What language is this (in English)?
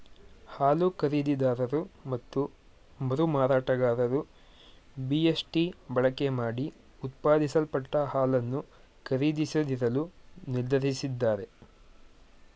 Kannada